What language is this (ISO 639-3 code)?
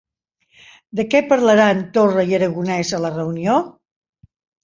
cat